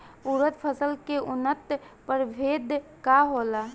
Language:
Bhojpuri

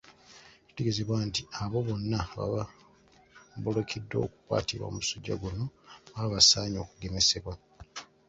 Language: Ganda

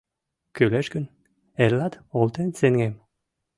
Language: Mari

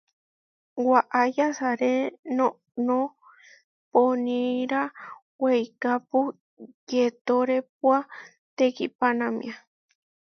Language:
Huarijio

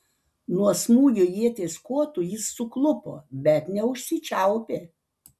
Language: Lithuanian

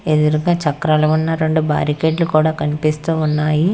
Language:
Telugu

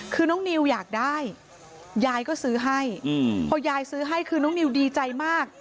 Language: Thai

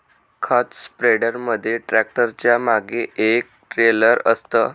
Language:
Marathi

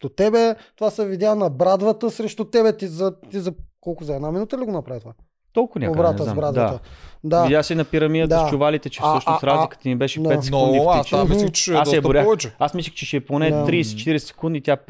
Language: Bulgarian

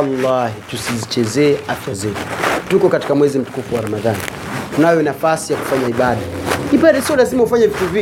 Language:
Swahili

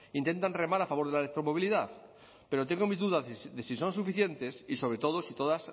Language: Spanish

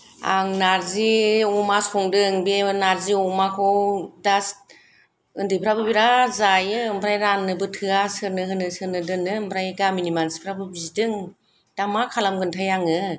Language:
Bodo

